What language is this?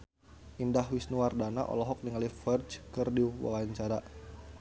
Sundanese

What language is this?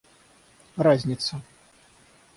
Russian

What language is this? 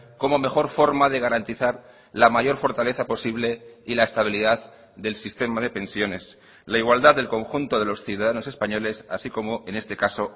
Spanish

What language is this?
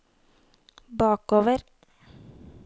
Norwegian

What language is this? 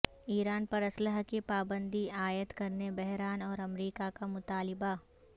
Urdu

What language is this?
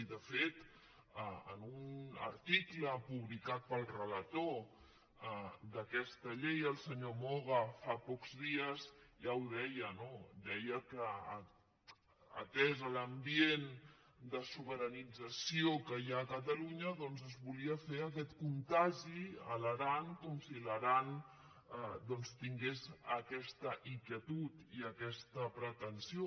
Catalan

